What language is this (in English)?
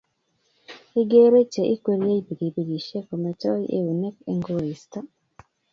Kalenjin